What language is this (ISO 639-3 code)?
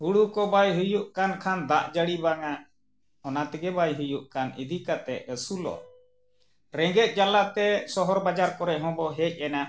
sat